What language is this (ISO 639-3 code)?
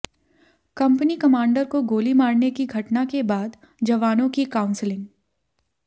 hin